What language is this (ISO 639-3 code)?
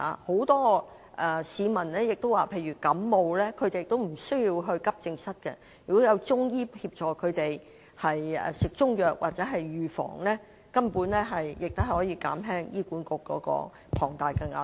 yue